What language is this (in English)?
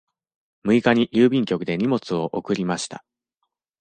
Japanese